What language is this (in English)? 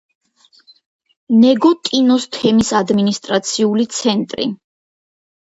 Georgian